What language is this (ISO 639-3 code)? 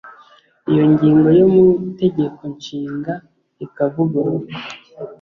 kin